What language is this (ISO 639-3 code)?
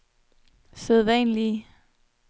dan